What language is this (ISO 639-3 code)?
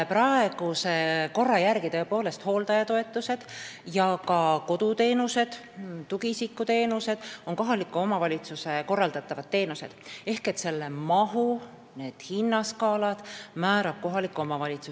est